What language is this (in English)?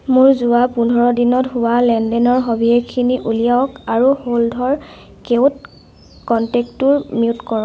Assamese